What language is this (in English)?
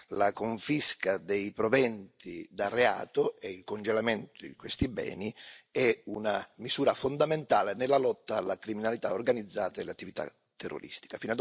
Italian